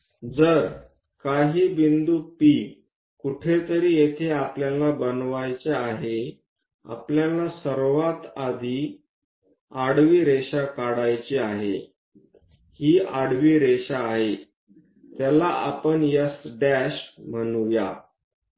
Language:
Marathi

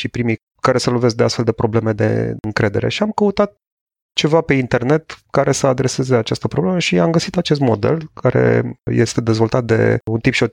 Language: Romanian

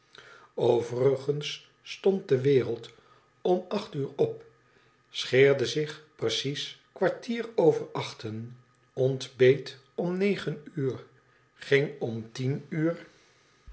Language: Dutch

